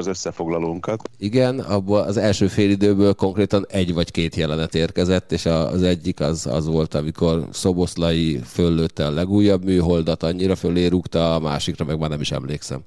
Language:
Hungarian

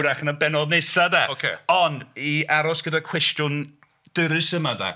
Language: Welsh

